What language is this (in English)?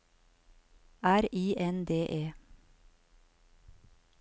Norwegian